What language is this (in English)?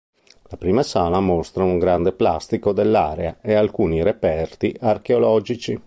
Italian